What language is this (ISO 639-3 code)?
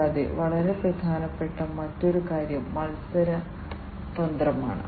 mal